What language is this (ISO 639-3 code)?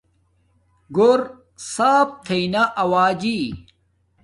dmk